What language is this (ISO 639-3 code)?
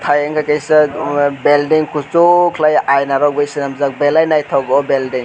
trp